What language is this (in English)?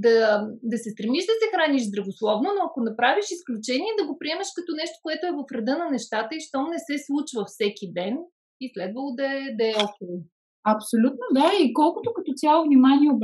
Bulgarian